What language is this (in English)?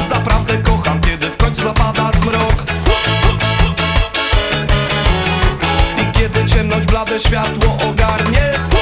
Polish